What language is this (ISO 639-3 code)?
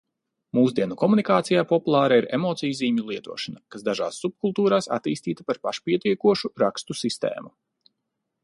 lav